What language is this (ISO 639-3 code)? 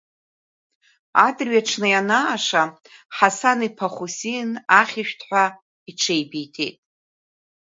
abk